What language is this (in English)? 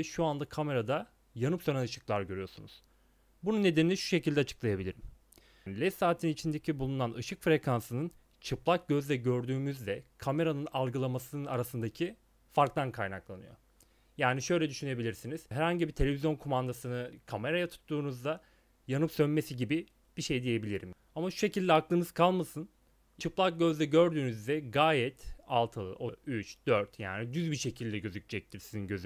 Turkish